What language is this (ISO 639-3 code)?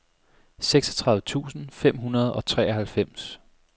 dan